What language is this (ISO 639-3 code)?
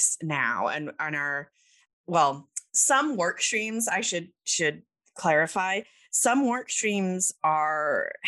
eng